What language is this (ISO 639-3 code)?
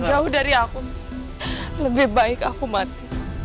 ind